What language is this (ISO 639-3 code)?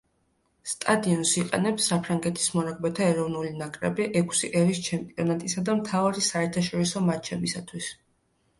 kat